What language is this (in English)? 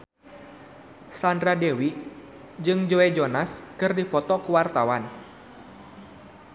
Sundanese